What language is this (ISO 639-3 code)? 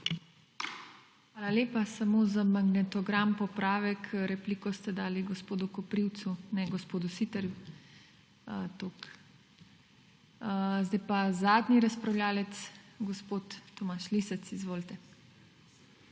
slv